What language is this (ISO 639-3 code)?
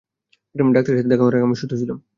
ben